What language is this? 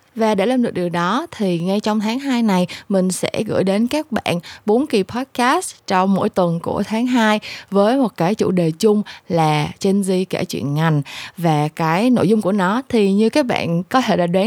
Vietnamese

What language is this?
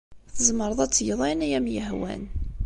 Kabyle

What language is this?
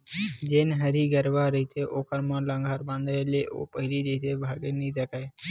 Chhattisgarhi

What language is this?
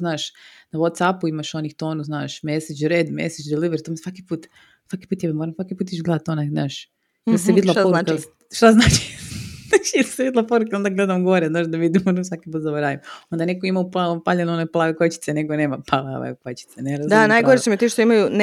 Croatian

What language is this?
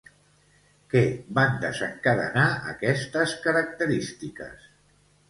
Catalan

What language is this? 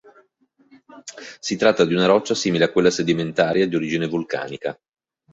Italian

